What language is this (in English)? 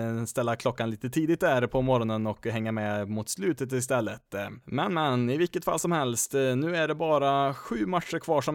Swedish